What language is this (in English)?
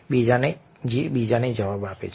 Gujarati